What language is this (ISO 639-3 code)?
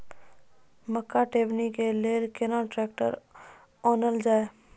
mai